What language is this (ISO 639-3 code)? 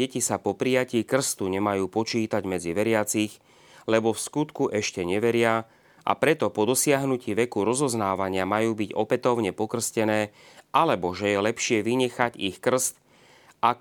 slk